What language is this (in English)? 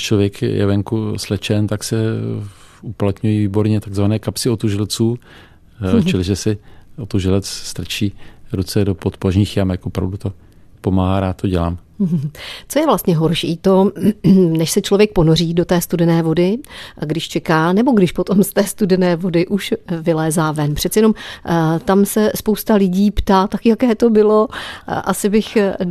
Czech